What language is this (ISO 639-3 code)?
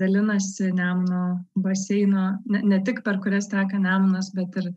lit